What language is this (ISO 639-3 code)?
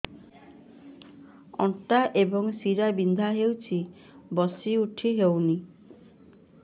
ori